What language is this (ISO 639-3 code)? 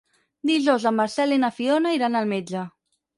cat